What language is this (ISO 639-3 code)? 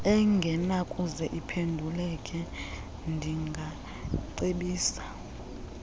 xho